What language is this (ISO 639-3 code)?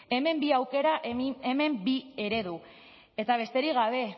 eus